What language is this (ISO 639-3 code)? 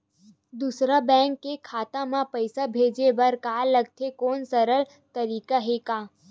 hne